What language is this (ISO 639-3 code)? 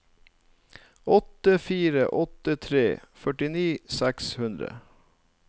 nor